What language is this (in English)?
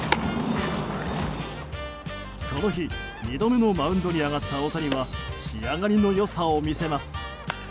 Japanese